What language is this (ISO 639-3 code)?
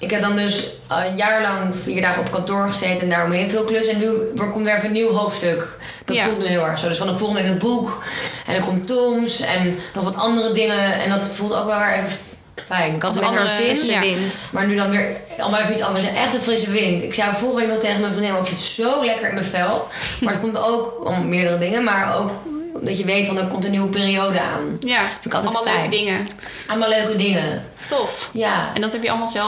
nld